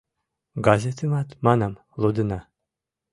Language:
Mari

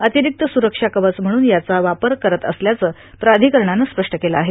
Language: Marathi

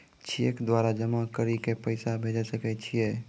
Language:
Maithili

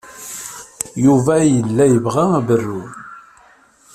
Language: Kabyle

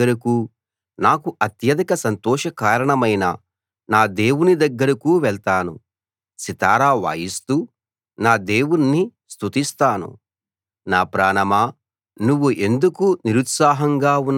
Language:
Telugu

